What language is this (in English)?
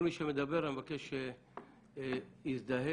Hebrew